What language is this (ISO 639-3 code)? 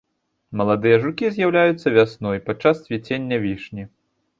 bel